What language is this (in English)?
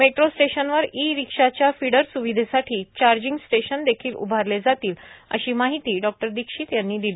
Marathi